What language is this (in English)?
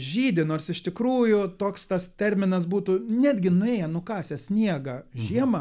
Lithuanian